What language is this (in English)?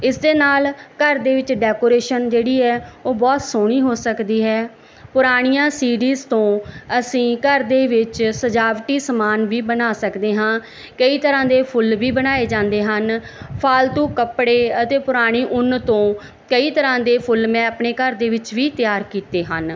Punjabi